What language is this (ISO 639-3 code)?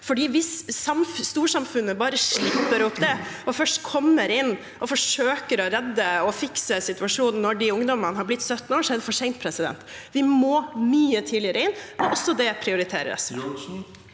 nor